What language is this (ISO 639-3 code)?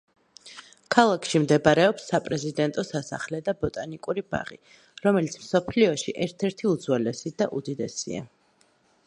kat